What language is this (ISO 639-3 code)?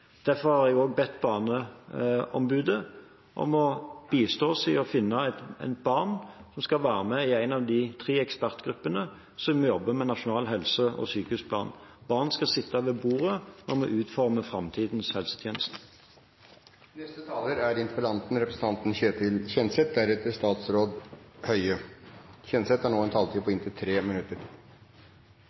nob